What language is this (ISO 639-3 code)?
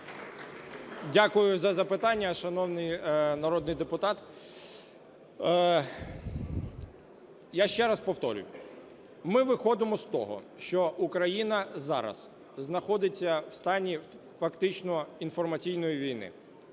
ukr